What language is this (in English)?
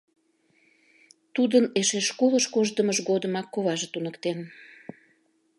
Mari